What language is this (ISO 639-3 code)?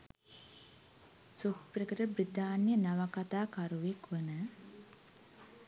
sin